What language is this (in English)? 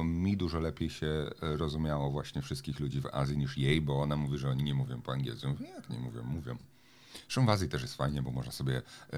Polish